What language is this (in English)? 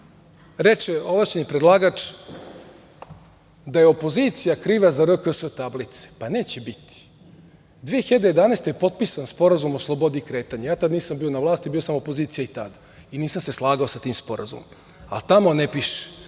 Serbian